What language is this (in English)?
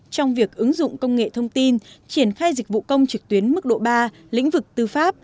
Vietnamese